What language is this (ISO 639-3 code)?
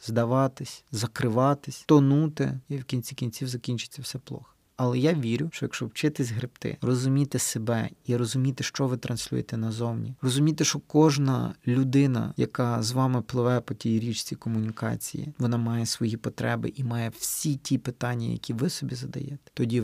ukr